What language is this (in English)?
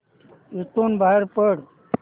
Marathi